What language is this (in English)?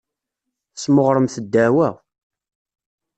Kabyle